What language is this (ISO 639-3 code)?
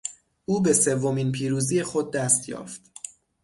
fas